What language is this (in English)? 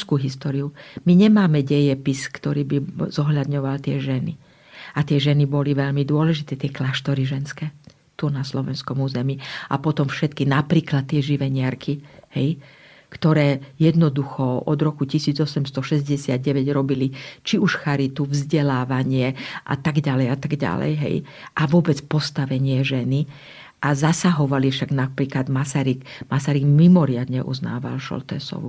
Slovak